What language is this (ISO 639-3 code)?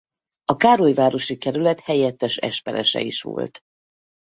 hun